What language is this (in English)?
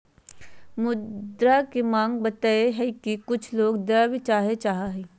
Magahi